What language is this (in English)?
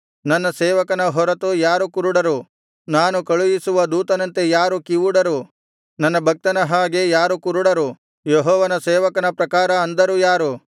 Kannada